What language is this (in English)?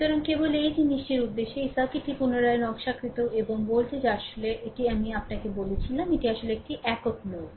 Bangla